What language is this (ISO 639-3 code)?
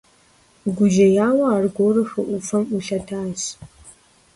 kbd